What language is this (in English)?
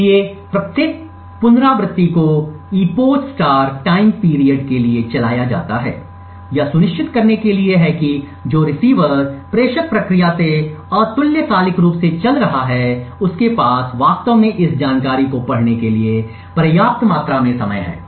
Hindi